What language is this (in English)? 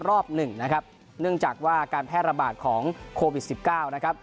Thai